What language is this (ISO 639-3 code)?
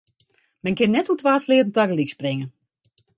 fry